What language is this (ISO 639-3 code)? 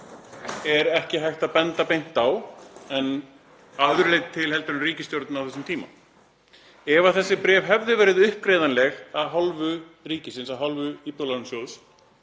isl